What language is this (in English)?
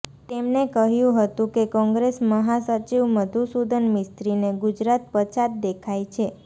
Gujarati